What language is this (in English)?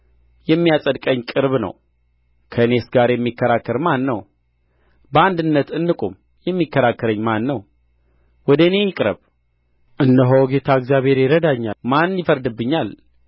Amharic